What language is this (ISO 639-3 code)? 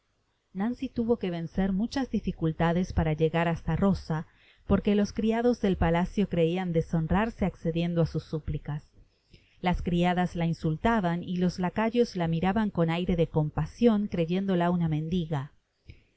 spa